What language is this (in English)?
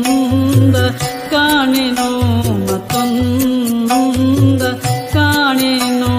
Romanian